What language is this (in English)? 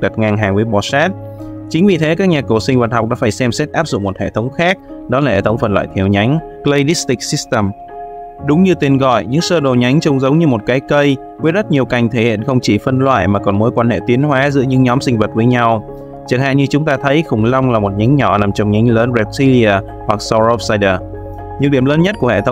Vietnamese